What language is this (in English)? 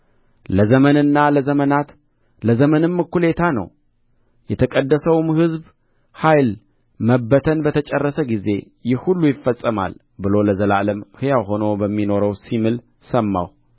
Amharic